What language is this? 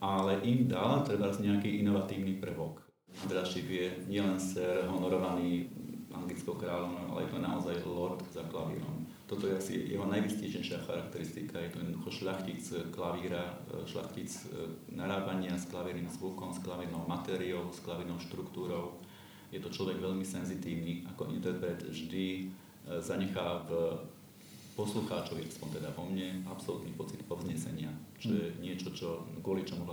Slovak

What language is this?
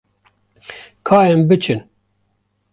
Kurdish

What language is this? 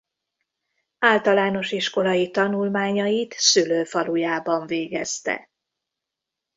Hungarian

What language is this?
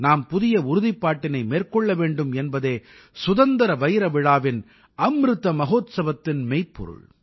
Tamil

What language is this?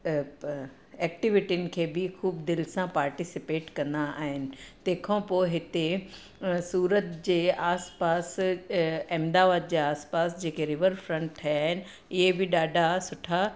Sindhi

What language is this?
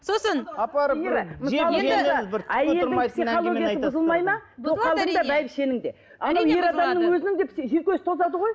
Kazakh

